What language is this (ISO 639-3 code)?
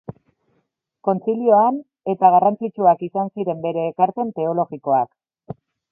eus